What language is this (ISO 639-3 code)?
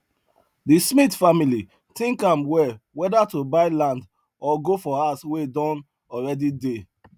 pcm